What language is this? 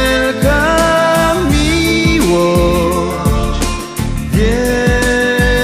Polish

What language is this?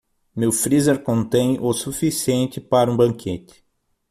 Portuguese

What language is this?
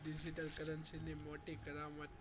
Gujarati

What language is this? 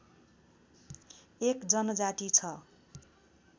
Nepali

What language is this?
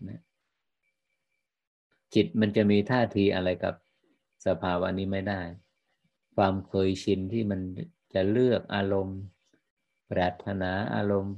Thai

